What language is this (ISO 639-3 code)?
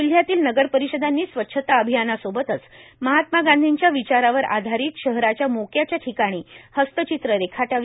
mar